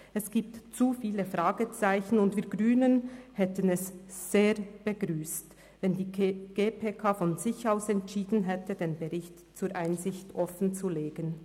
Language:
Swiss German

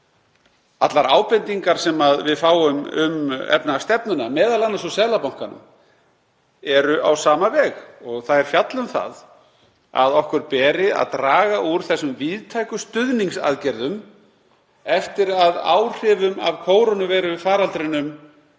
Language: Icelandic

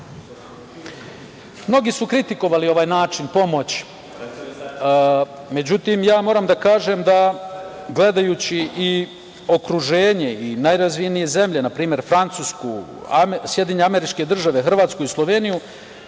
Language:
Serbian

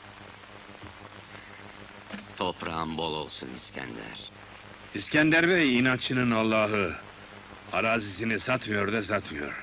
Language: Turkish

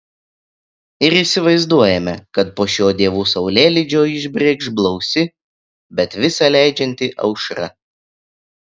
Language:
Lithuanian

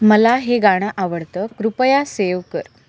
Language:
Marathi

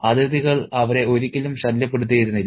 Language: Malayalam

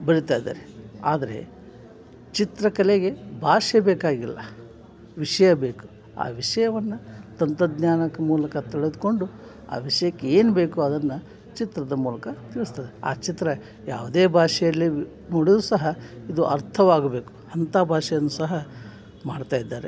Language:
Kannada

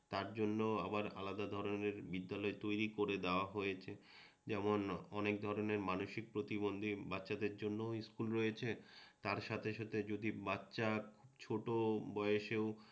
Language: Bangla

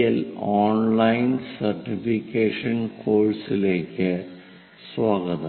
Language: Malayalam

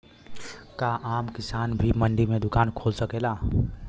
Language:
Bhojpuri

